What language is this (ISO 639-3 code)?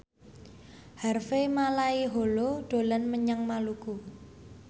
jav